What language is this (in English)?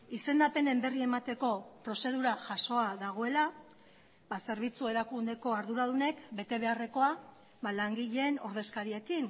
Basque